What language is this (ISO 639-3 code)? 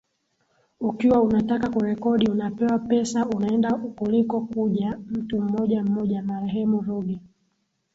swa